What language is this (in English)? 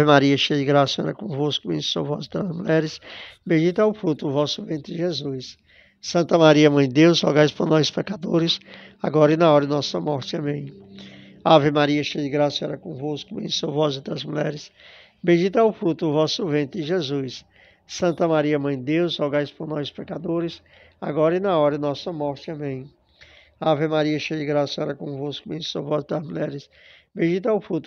Portuguese